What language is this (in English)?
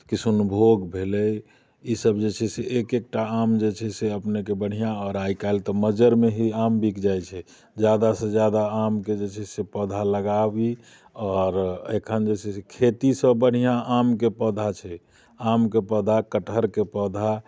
Maithili